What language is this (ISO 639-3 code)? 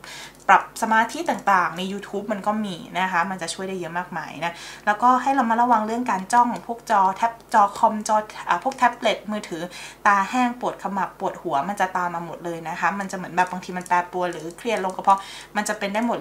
tha